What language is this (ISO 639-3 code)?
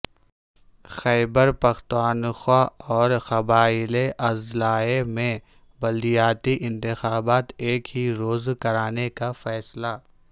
urd